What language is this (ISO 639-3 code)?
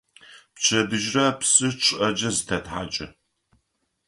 ady